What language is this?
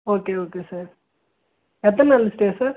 Tamil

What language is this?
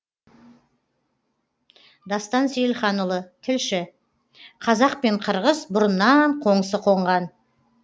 Kazakh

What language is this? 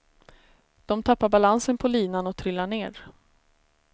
Swedish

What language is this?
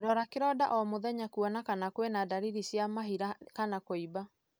Kikuyu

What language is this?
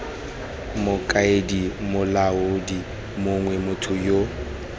Tswana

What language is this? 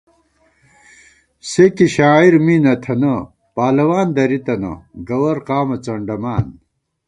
Gawar-Bati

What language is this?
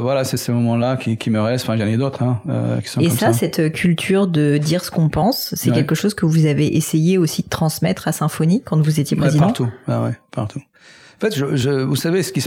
French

